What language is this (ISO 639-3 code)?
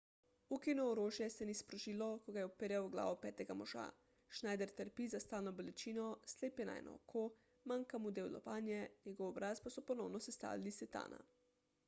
slv